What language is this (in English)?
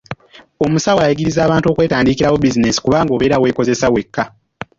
Ganda